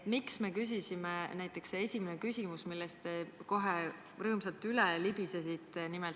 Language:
Estonian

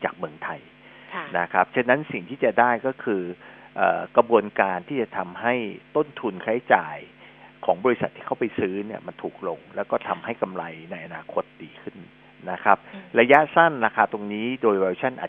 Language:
Thai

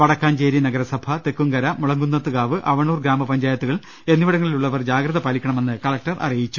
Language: Malayalam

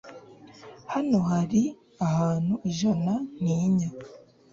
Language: Kinyarwanda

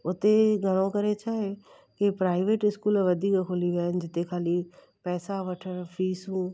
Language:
Sindhi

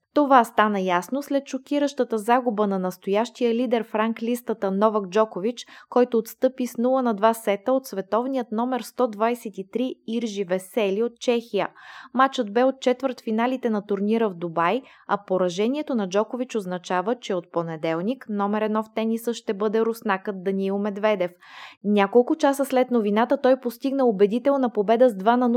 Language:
Bulgarian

